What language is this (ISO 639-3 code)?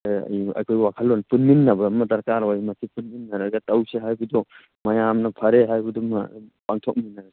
mni